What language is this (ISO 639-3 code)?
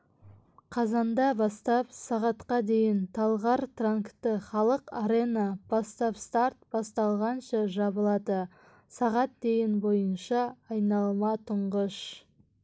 kaz